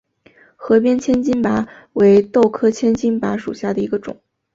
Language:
Chinese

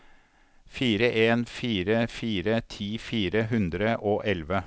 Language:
Norwegian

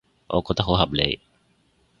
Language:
Cantonese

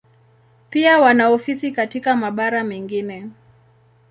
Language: Swahili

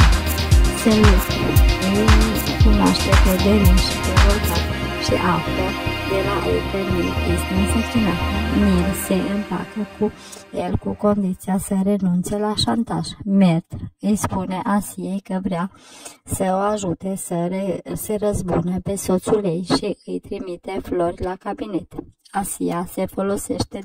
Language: Romanian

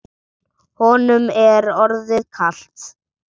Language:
Icelandic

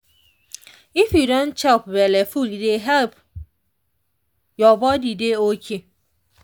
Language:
Nigerian Pidgin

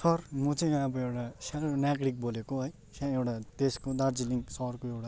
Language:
Nepali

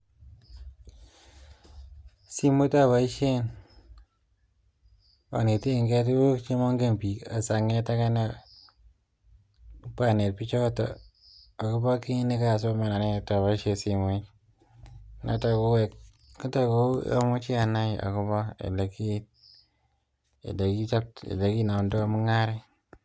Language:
Kalenjin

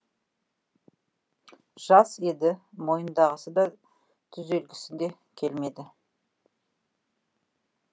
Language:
Kazakh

